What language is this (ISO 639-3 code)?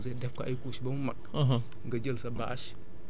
wol